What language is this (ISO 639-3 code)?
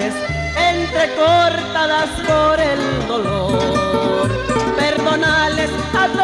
spa